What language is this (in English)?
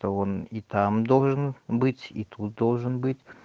Russian